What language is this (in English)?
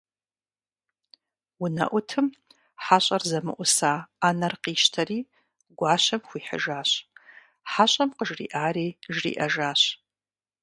Kabardian